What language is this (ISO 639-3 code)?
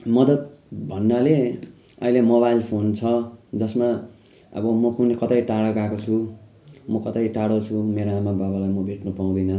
nep